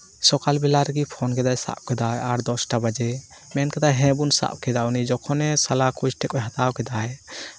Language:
Santali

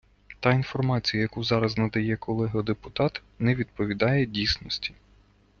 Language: Ukrainian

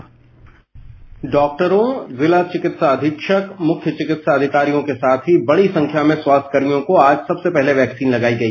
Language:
Hindi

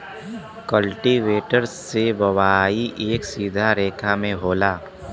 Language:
Bhojpuri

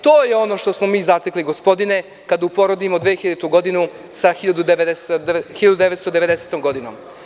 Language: Serbian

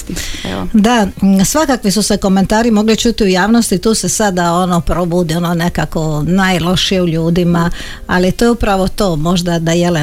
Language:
Croatian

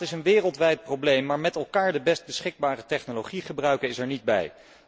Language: Dutch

